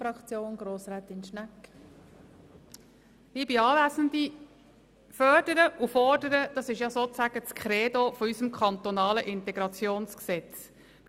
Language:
Swiss German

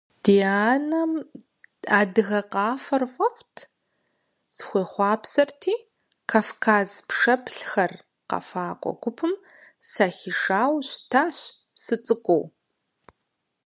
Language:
Kabardian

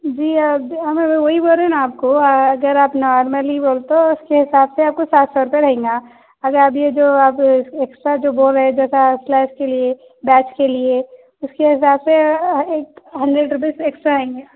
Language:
Urdu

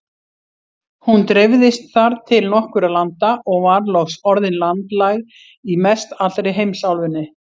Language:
Icelandic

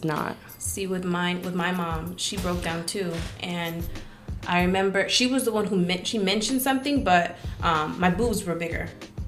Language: English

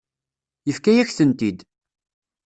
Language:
Kabyle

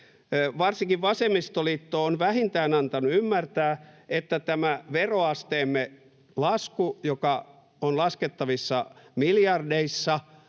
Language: Finnish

